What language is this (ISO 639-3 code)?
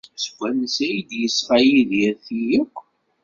kab